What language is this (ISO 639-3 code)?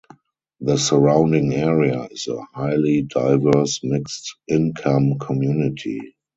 eng